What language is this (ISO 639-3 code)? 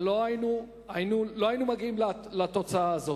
heb